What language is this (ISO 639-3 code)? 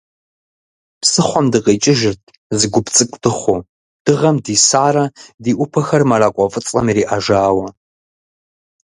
kbd